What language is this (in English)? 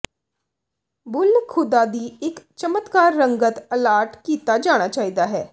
Punjabi